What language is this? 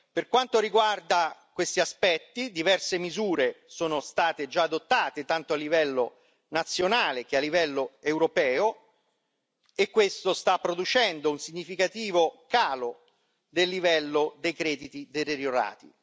Italian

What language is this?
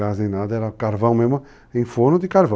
Portuguese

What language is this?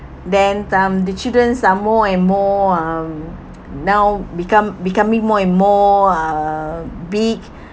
English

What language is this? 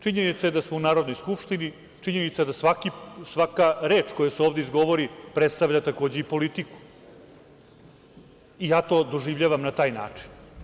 Serbian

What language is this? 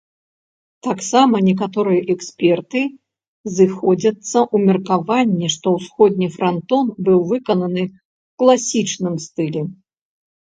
Belarusian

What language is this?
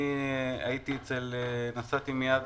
Hebrew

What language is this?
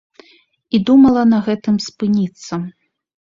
Belarusian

